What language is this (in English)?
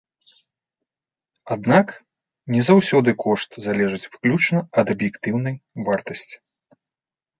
Belarusian